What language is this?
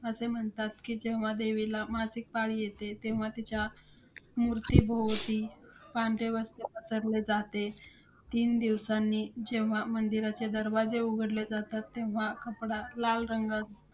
Marathi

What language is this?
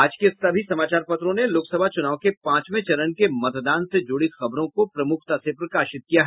Hindi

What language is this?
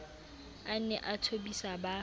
Southern Sotho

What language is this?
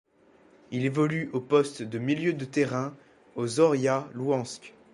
French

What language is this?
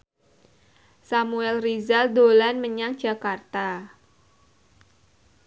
Javanese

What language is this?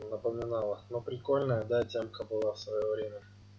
Russian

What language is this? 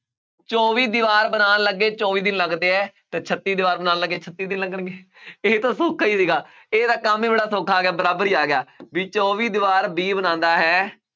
Punjabi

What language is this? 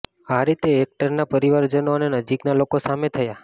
Gujarati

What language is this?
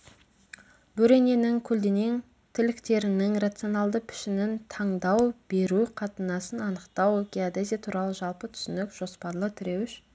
Kazakh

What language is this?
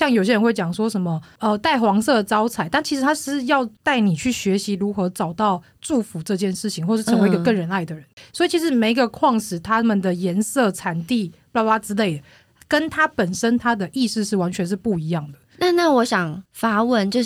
Chinese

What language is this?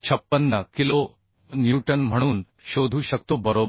Marathi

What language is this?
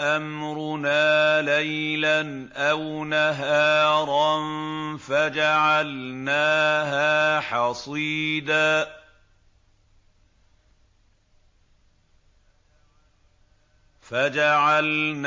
Arabic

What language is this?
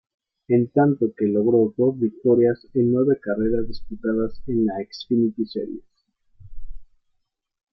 Spanish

